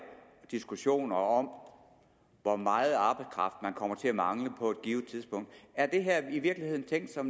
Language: Danish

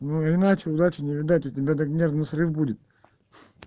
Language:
Russian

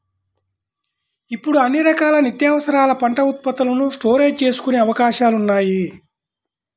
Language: Telugu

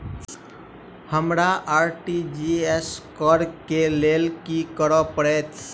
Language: Maithili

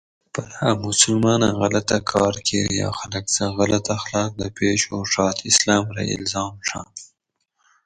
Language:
Gawri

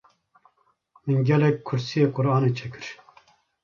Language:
Kurdish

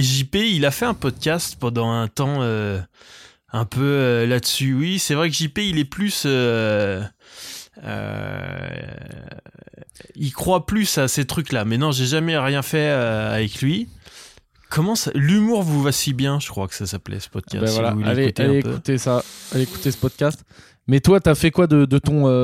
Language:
French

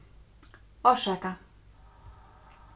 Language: Faroese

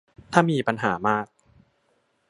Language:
Thai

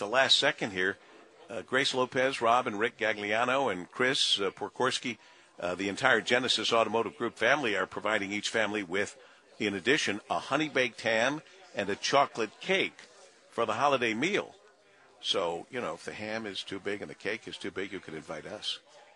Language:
English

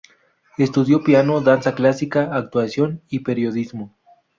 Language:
Spanish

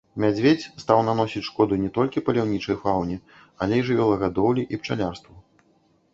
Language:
Belarusian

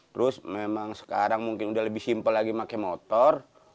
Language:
Indonesian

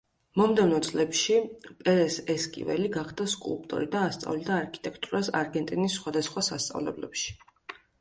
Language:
Georgian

